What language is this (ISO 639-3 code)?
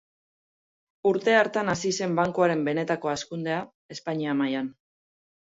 eus